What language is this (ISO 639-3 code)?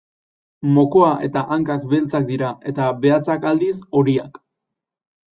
eus